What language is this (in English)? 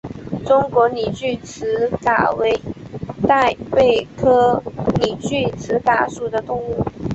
Chinese